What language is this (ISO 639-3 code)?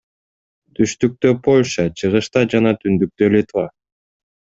kir